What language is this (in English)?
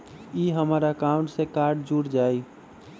Magahi